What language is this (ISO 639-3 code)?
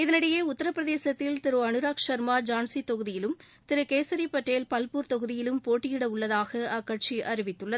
tam